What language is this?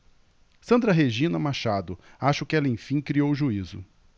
Portuguese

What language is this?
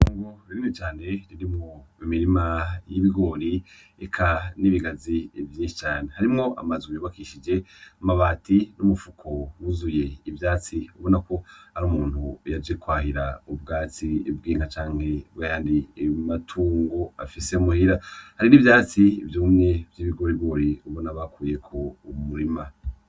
Rundi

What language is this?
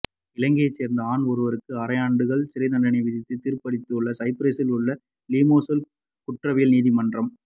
Tamil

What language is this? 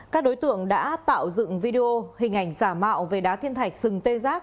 Vietnamese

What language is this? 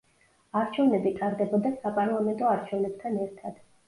Georgian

